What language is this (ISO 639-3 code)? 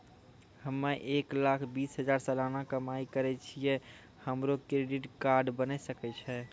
mai